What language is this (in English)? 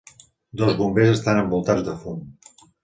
Catalan